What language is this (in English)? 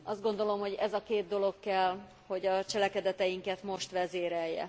Hungarian